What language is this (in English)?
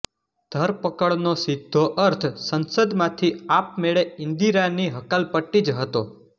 Gujarati